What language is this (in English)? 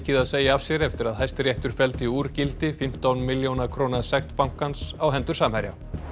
Icelandic